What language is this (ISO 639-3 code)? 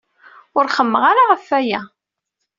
kab